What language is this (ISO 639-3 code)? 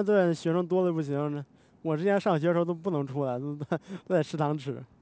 zho